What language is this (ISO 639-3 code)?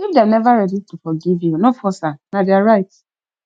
pcm